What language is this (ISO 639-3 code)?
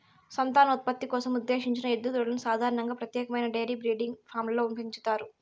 tel